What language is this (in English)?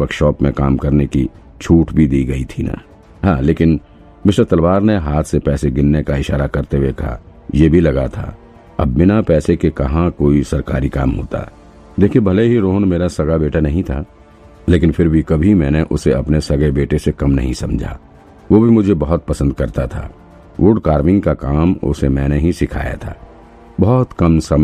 Hindi